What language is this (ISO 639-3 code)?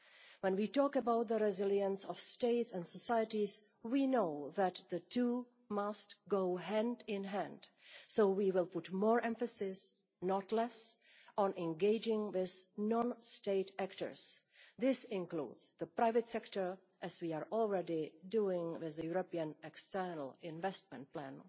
eng